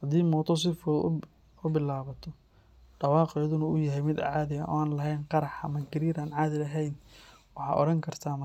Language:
Somali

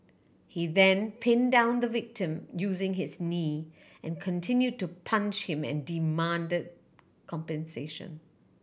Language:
English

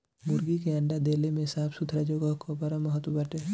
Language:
Bhojpuri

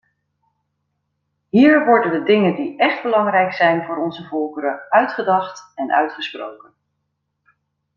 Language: Dutch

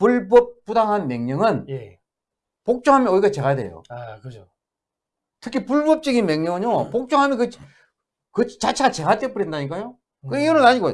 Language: Korean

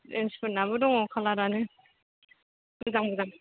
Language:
Bodo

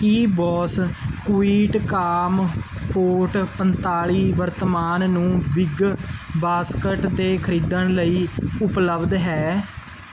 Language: Punjabi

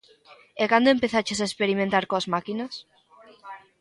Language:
Galician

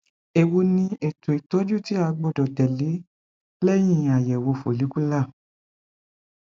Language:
Yoruba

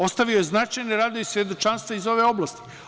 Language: Serbian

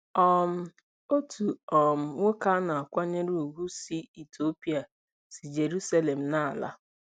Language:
Igbo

